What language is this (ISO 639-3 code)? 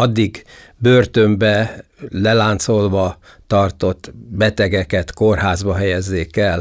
hun